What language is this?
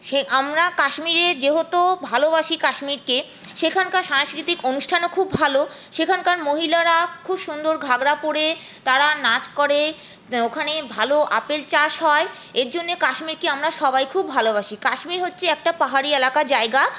Bangla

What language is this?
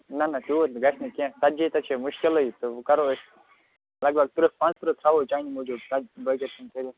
Kashmiri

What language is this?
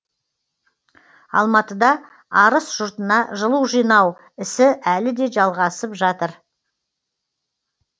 Kazakh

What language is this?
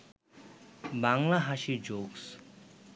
Bangla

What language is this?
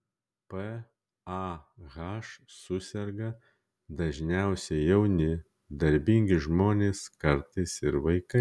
Lithuanian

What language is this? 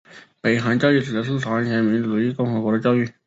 Chinese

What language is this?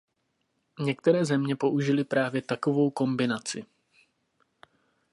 Czech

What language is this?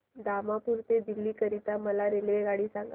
Marathi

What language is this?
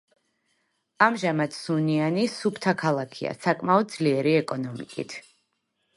Georgian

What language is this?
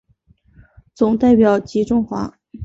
Chinese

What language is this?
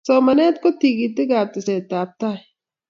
Kalenjin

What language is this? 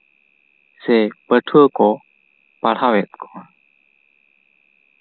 Santali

